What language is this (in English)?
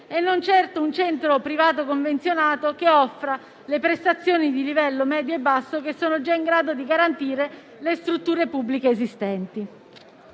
Italian